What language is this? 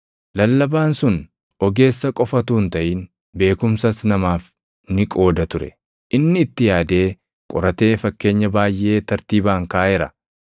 Oromo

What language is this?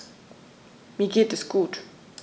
German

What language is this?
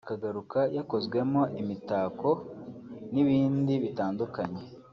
Kinyarwanda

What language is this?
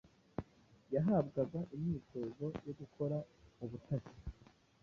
Kinyarwanda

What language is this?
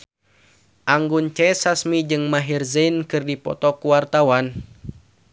Sundanese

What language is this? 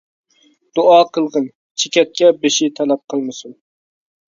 Uyghur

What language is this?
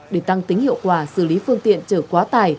Vietnamese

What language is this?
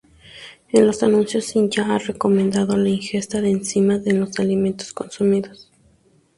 Spanish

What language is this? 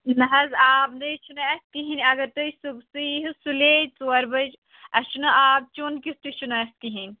Kashmiri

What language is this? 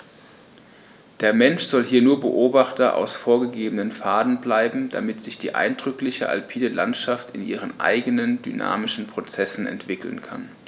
German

